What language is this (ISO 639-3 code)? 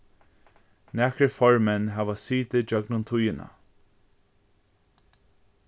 fao